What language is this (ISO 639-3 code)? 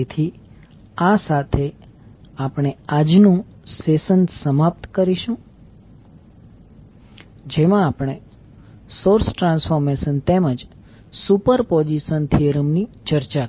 guj